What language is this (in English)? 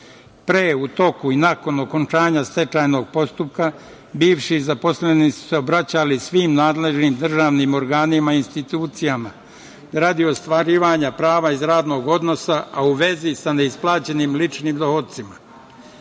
Serbian